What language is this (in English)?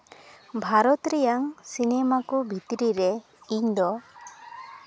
Santali